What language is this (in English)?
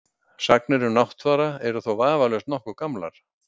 Icelandic